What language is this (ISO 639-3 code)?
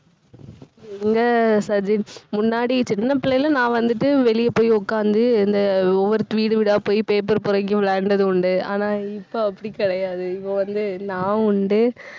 tam